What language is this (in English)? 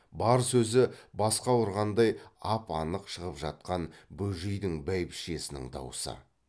Kazakh